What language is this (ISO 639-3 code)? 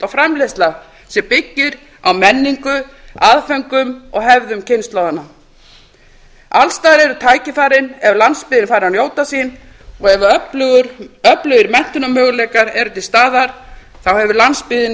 isl